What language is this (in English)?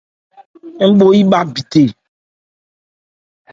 Ebrié